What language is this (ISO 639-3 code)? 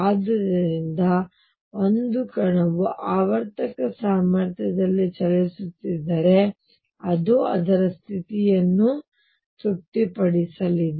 kan